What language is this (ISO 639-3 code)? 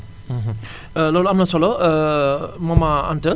wol